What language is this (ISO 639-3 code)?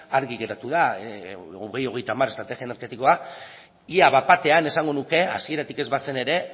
eus